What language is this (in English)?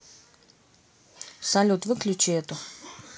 Russian